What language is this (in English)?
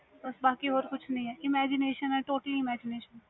Punjabi